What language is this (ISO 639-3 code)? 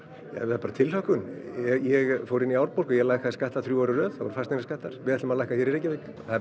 isl